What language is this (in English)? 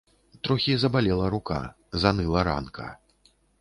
Belarusian